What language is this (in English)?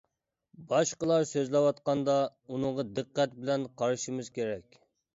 Uyghur